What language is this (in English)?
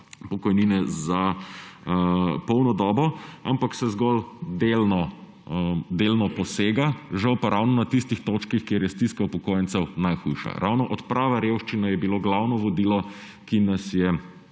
Slovenian